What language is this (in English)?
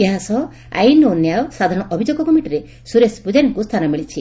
Odia